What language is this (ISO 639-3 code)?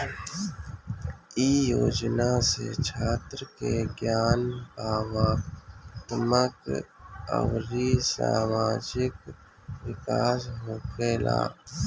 bho